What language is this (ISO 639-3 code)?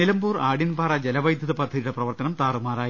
mal